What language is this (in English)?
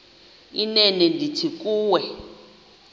Xhosa